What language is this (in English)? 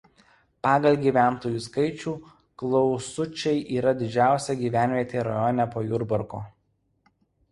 Lithuanian